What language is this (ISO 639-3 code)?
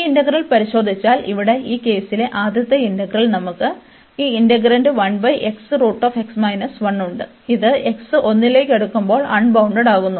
mal